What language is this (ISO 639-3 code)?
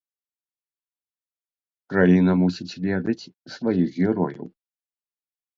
bel